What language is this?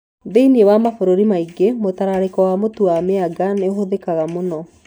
Kikuyu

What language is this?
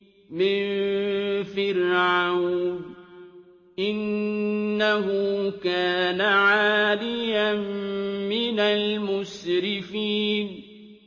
Arabic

